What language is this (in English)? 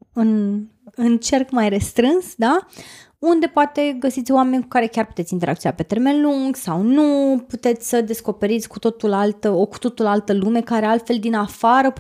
Romanian